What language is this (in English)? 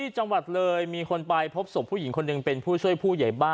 Thai